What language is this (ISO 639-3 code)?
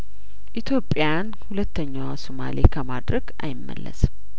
amh